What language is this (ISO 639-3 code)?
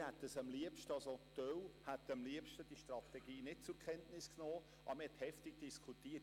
gsw